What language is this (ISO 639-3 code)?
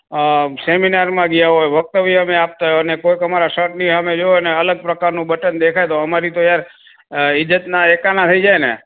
guj